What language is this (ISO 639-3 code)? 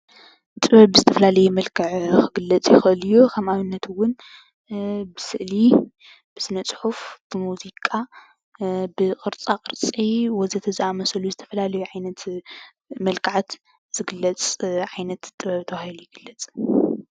tir